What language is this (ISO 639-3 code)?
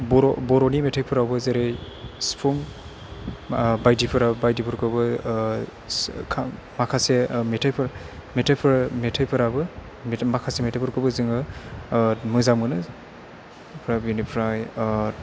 brx